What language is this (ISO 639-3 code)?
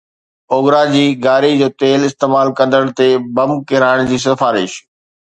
snd